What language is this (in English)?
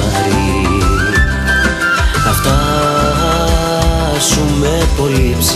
Greek